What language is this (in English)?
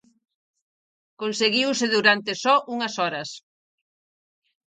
Galician